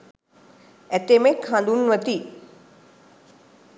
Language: Sinhala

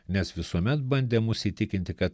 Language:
Lithuanian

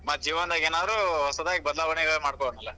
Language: Kannada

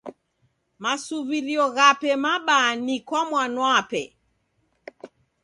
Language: Taita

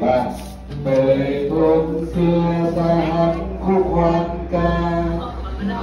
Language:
Vietnamese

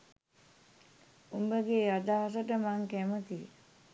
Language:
Sinhala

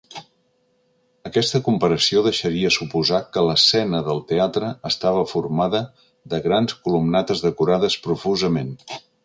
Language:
Catalan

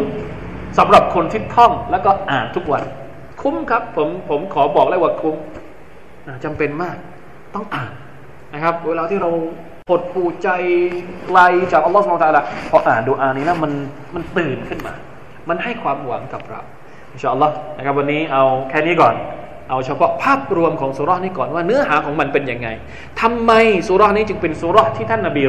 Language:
Thai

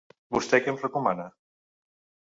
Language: Catalan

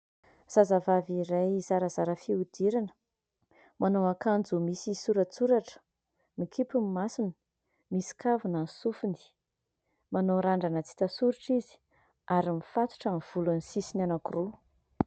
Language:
Malagasy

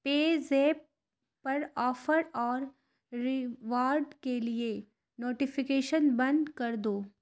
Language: Urdu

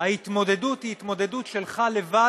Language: Hebrew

